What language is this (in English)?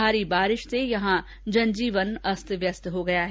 Hindi